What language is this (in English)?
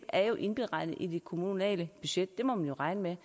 Danish